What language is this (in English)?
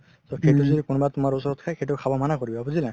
Assamese